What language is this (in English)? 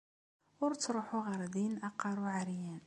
Kabyle